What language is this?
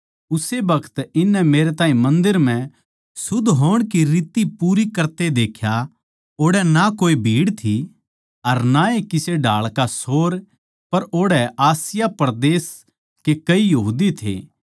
Haryanvi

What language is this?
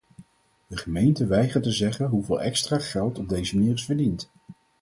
Dutch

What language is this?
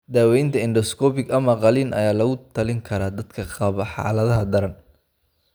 Somali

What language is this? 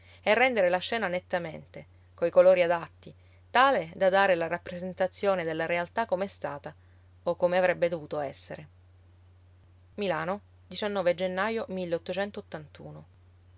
Italian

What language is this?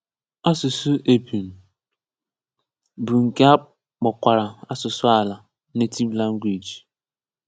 Igbo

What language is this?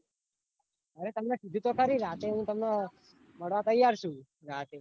Gujarati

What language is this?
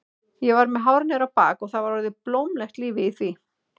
Icelandic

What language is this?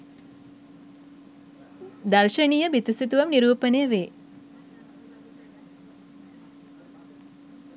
Sinhala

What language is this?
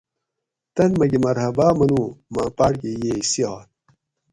Gawri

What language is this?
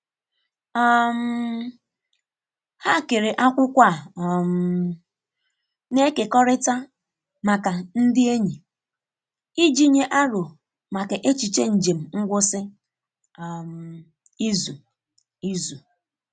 Igbo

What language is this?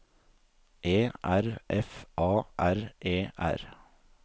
Norwegian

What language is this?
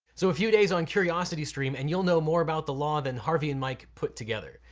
English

